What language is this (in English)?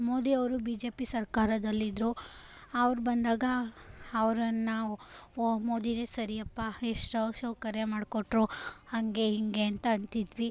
Kannada